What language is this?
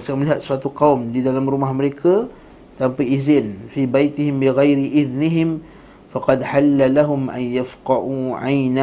Malay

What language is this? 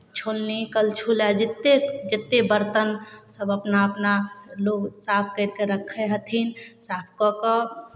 Maithili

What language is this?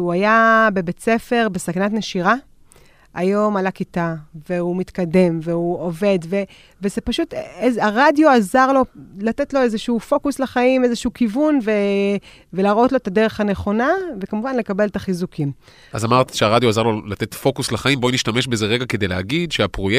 Hebrew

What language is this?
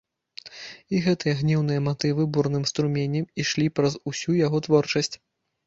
Belarusian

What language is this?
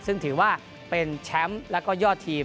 Thai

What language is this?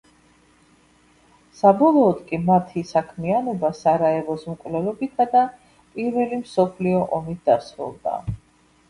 Georgian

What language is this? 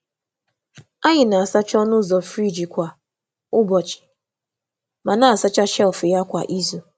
Igbo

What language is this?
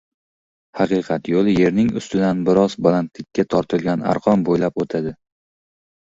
Uzbek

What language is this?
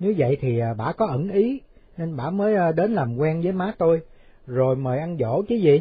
Vietnamese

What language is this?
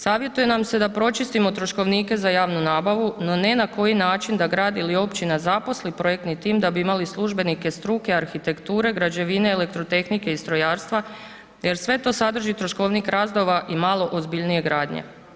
Croatian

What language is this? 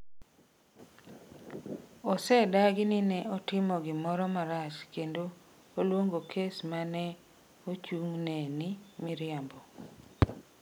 Luo (Kenya and Tanzania)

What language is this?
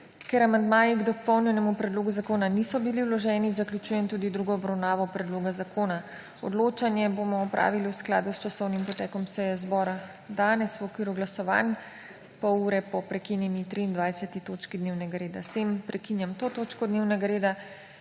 Slovenian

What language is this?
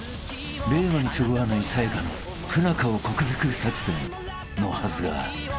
Japanese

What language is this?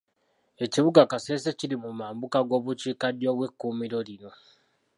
Ganda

